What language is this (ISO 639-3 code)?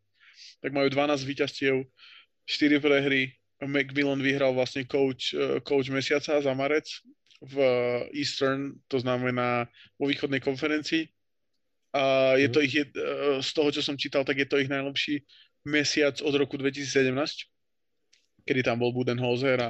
slk